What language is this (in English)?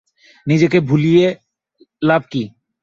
Bangla